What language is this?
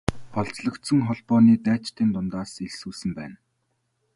Mongolian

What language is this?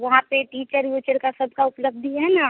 Hindi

